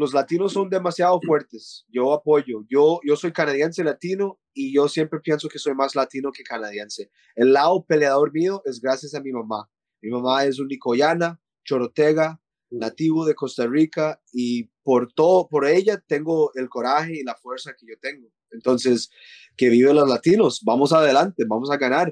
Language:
Spanish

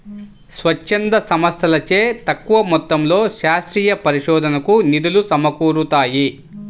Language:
Telugu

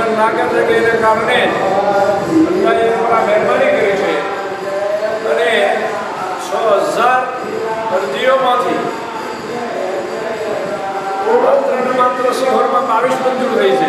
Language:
Gujarati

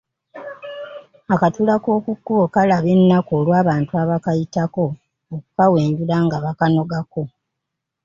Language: Ganda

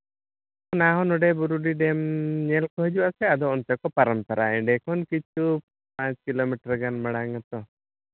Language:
Santali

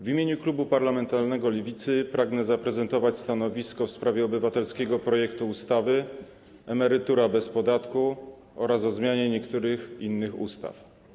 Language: Polish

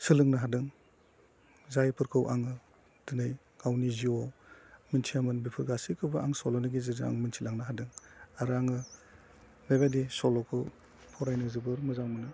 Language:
Bodo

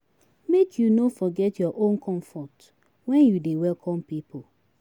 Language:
Nigerian Pidgin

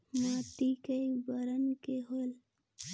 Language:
Chhattisgarhi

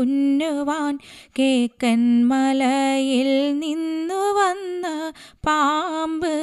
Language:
Malayalam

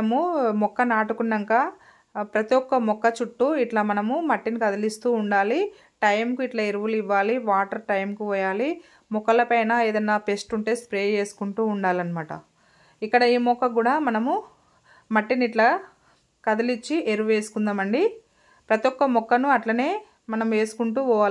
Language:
Telugu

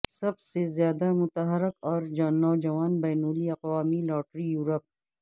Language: Urdu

